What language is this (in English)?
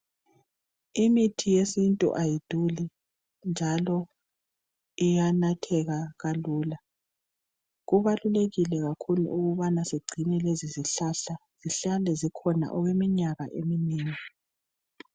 North Ndebele